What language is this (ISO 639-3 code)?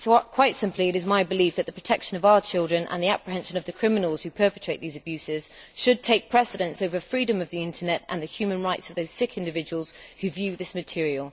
eng